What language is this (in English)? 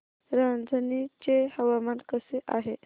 Marathi